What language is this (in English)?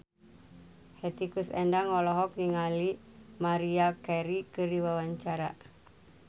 Sundanese